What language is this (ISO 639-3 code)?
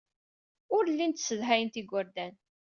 kab